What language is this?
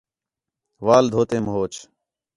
Khetrani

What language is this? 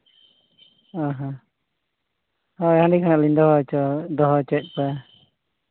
Santali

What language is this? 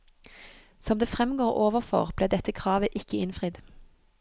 Norwegian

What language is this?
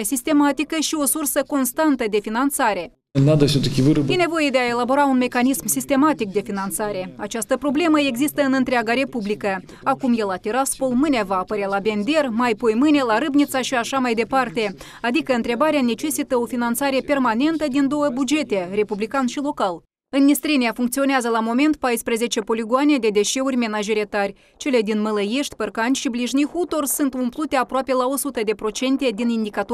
Romanian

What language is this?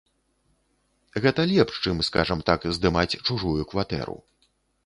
Belarusian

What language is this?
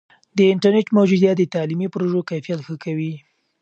Pashto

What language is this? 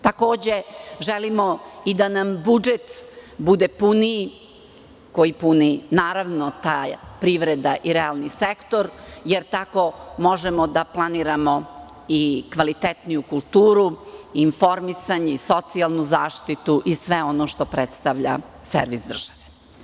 Serbian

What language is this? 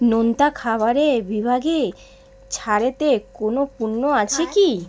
Bangla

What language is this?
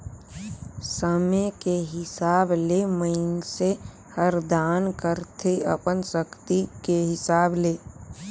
Chhattisgarhi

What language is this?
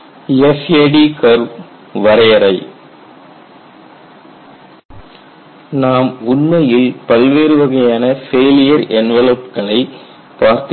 Tamil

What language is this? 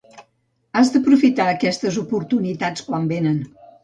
Catalan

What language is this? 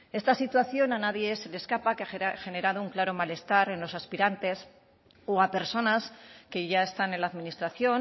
Spanish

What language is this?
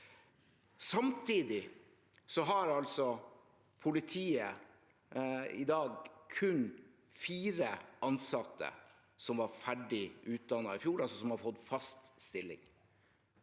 Norwegian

